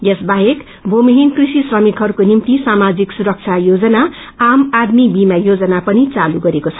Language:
Nepali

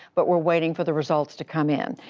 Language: English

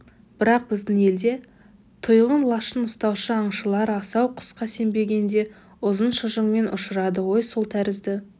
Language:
Kazakh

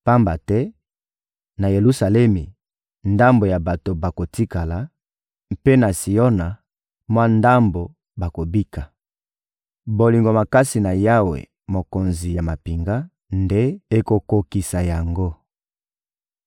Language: Lingala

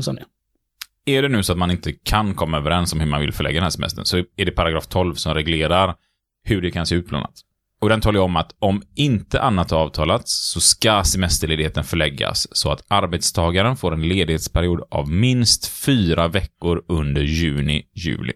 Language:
Swedish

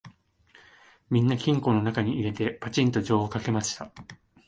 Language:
Japanese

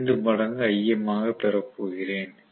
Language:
Tamil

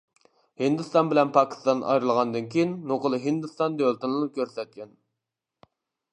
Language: Uyghur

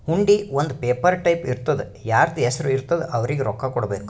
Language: Kannada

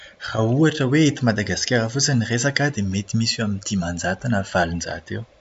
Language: Malagasy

